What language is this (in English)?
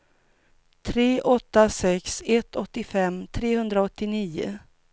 Swedish